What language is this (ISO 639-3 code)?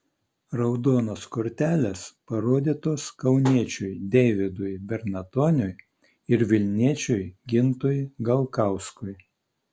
lit